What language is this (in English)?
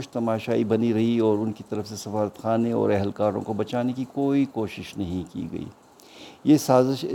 Urdu